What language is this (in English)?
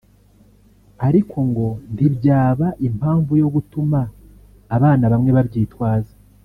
Kinyarwanda